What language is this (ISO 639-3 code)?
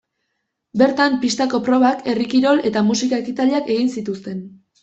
eus